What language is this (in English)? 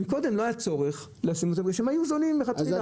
Hebrew